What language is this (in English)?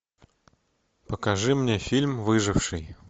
Russian